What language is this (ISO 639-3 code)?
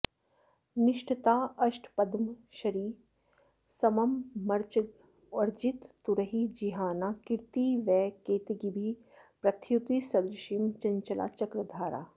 san